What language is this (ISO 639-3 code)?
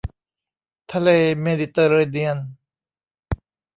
tha